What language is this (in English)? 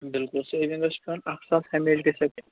Kashmiri